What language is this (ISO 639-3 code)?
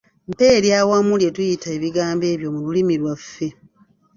lug